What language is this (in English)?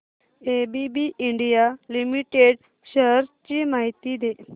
Marathi